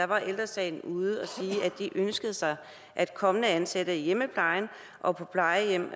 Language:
Danish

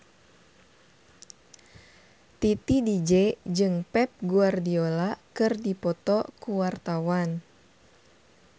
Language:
Sundanese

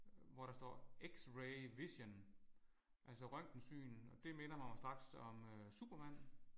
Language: Danish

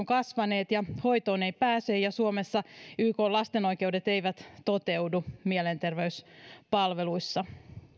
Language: Finnish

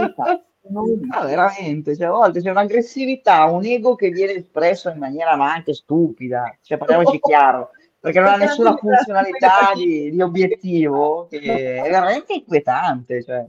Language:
Italian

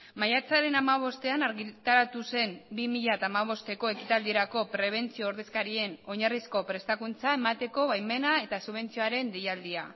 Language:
Basque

